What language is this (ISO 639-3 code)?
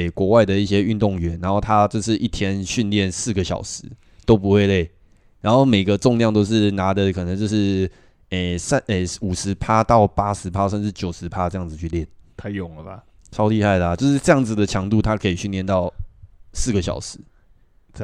zho